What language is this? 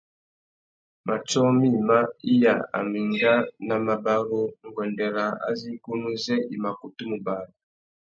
Tuki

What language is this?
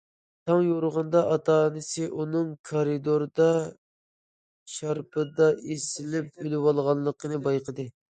Uyghur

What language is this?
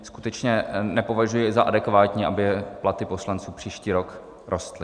Czech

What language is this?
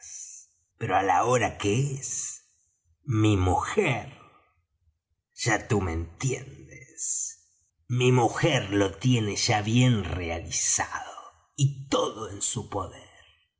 Spanish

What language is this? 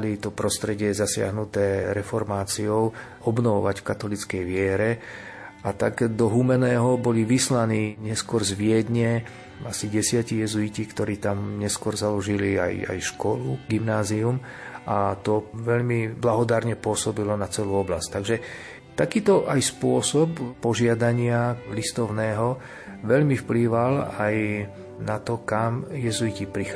Slovak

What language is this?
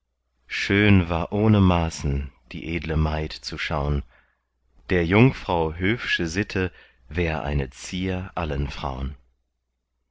German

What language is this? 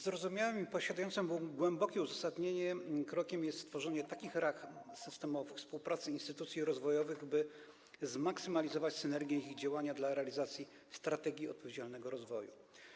Polish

